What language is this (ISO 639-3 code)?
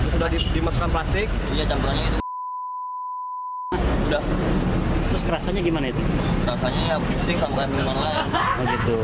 ind